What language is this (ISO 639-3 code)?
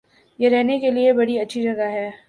urd